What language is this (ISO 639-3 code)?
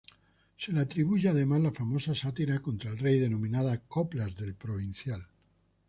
spa